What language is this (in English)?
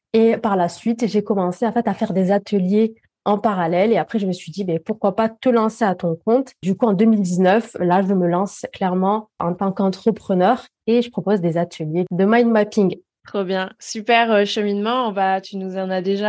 French